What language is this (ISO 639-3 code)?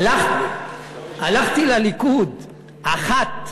heb